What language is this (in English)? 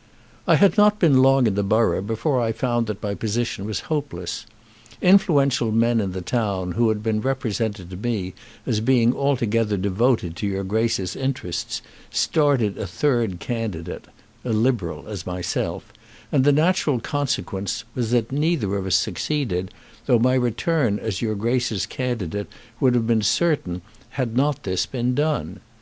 English